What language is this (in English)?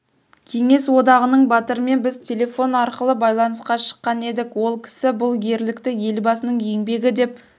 Kazakh